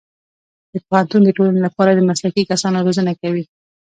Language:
Pashto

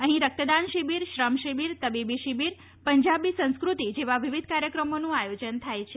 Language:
Gujarati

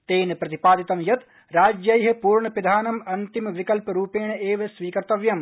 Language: Sanskrit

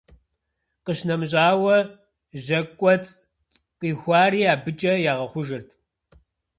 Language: Kabardian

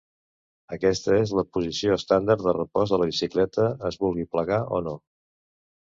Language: Catalan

